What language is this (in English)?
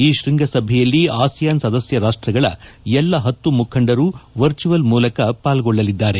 Kannada